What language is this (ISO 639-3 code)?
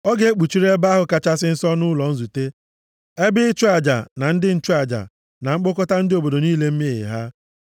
ibo